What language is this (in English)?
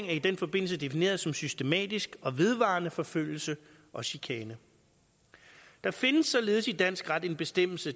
Danish